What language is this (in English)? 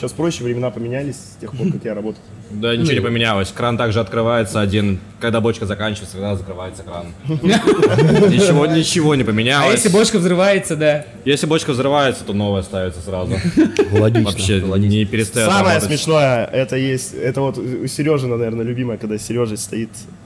Russian